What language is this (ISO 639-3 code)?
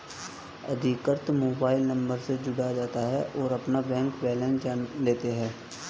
hin